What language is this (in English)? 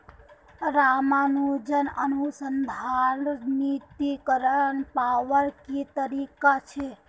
Magahi